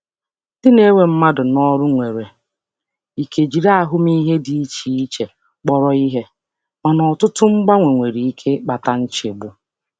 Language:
Igbo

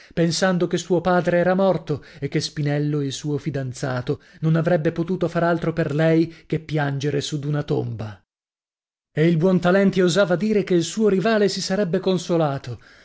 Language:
Italian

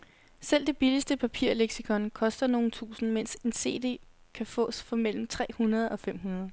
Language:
Danish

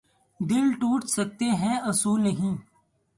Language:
Urdu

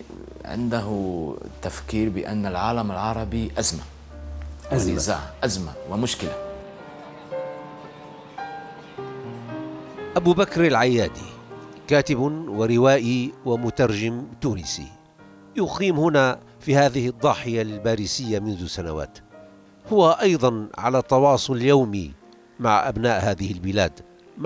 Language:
Arabic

